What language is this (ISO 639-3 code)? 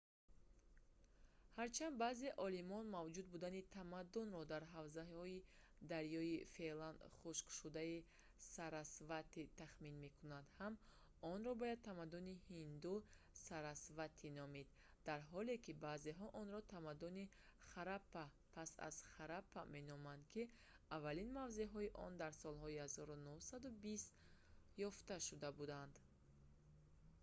tgk